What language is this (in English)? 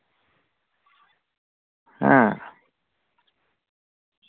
Santali